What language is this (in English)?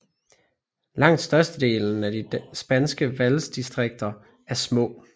Danish